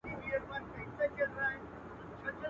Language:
Pashto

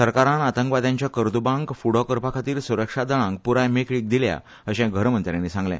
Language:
Konkani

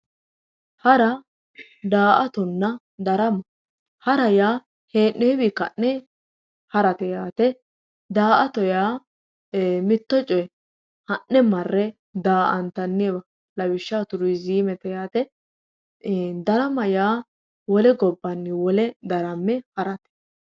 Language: Sidamo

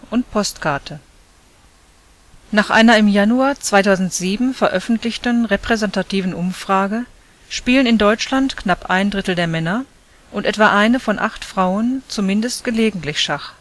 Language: German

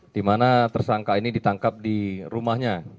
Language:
Indonesian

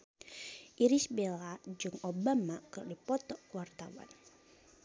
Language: Sundanese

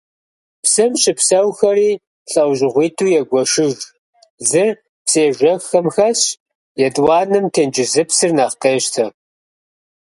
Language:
Kabardian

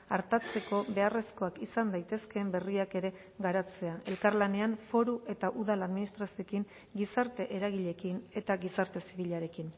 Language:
Basque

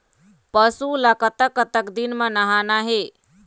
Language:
Chhattisgarhi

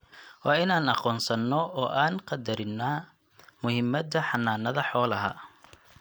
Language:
Somali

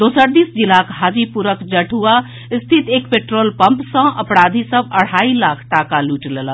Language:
Maithili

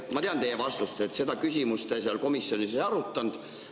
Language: Estonian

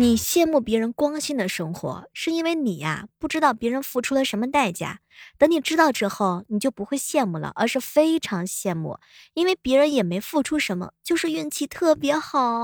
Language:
Chinese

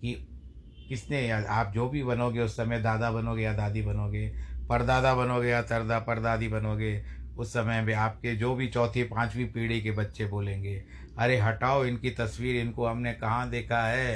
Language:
Hindi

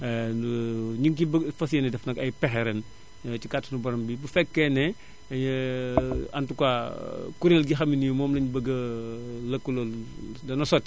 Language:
Wolof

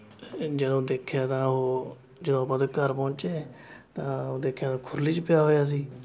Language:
Punjabi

